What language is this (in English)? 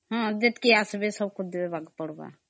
Odia